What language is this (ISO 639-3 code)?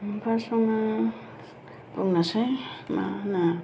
brx